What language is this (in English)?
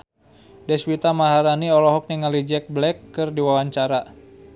Sundanese